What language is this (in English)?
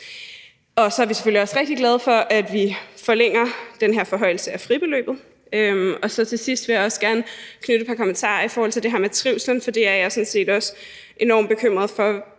Danish